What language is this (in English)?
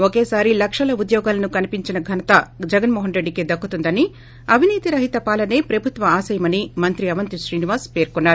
Telugu